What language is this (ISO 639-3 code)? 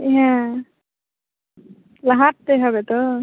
ben